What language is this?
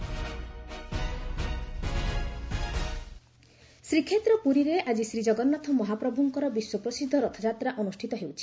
Odia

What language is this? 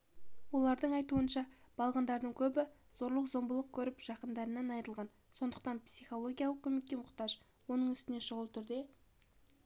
Kazakh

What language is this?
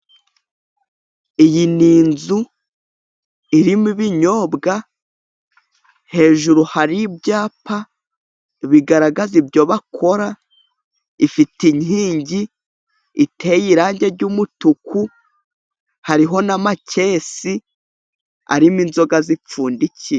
Kinyarwanda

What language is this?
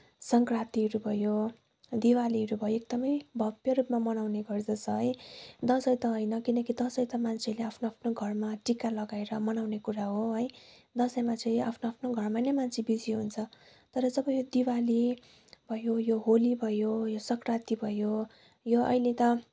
Nepali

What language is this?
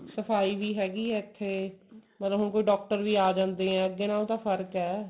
Punjabi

